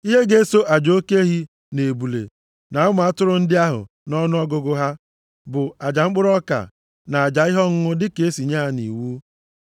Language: Igbo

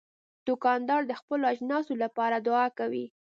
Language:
Pashto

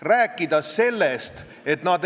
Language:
Estonian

